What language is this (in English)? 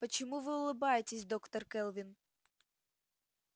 Russian